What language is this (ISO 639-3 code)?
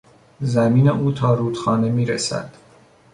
fas